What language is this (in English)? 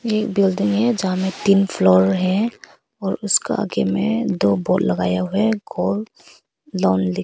Hindi